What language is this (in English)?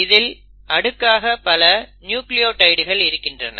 Tamil